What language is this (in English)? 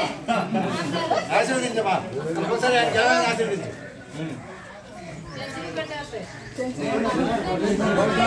Telugu